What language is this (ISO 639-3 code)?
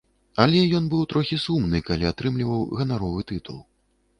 bel